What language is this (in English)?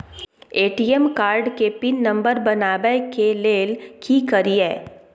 Maithili